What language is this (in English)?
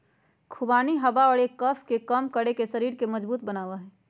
Magahi